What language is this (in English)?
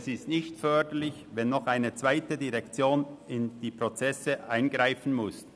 Swiss German